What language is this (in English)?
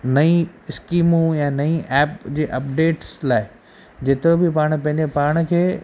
Sindhi